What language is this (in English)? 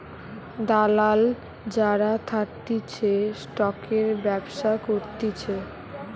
Bangla